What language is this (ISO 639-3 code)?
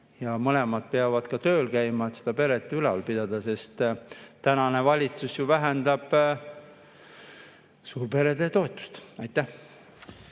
est